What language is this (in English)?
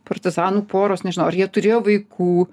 Lithuanian